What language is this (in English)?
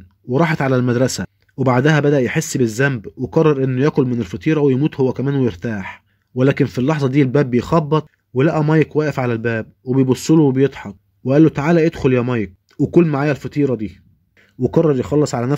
Arabic